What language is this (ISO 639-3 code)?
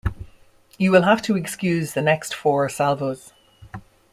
eng